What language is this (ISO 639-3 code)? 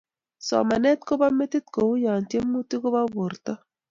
kln